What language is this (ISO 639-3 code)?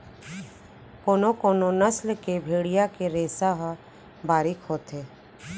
hne